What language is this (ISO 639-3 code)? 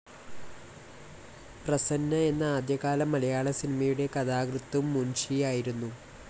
mal